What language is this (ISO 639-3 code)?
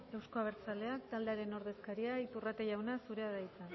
eus